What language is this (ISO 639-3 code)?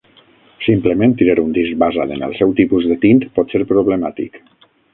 cat